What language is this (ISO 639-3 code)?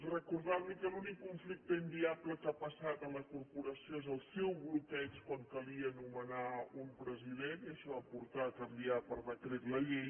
cat